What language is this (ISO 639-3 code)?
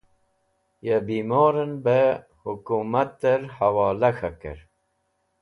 wbl